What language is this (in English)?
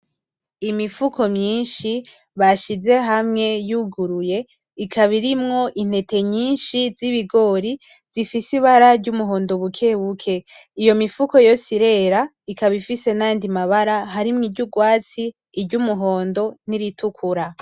Rundi